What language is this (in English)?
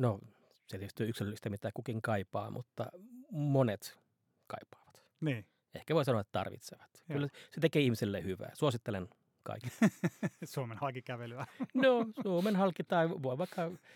Finnish